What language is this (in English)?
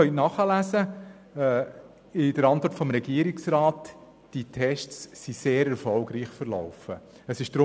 Swiss German